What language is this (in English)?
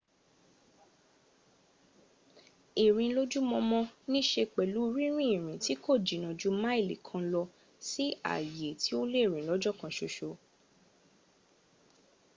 Yoruba